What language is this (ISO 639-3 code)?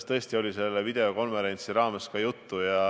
est